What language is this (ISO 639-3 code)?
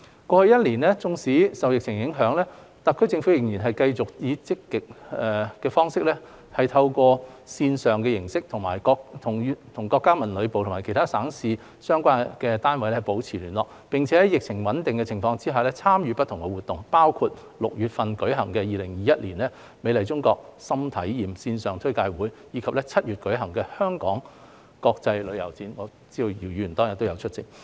yue